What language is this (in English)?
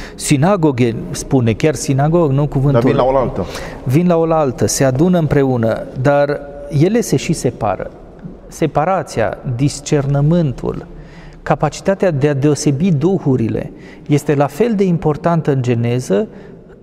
Romanian